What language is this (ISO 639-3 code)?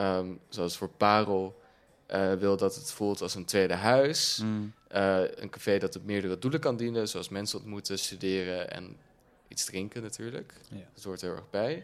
nld